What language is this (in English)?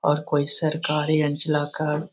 Magahi